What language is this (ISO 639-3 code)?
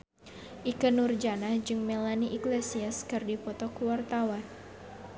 sun